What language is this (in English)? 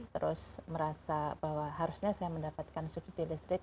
Indonesian